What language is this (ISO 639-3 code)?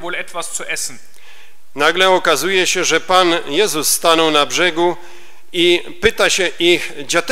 pol